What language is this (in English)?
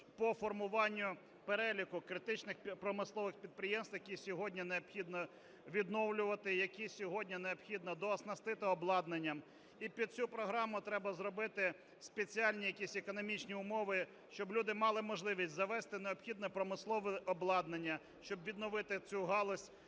Ukrainian